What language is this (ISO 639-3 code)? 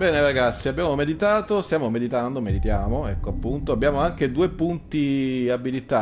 ita